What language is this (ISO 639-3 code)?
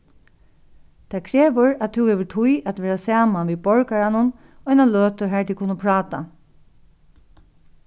fao